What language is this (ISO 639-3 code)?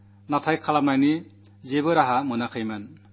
mal